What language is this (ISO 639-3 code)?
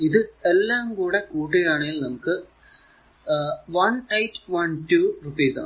mal